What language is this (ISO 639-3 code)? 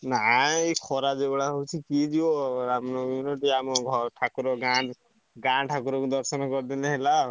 ori